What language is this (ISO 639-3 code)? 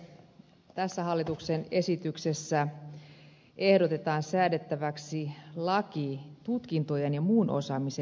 fin